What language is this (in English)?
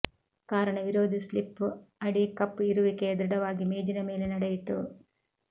Kannada